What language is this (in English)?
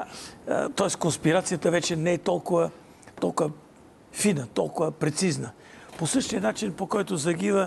Bulgarian